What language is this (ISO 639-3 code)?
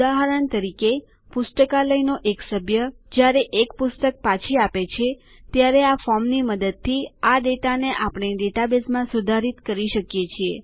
guj